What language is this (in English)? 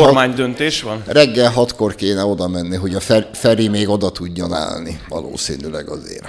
Hungarian